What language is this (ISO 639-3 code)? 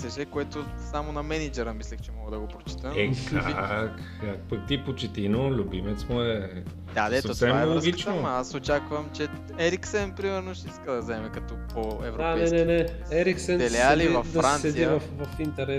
bul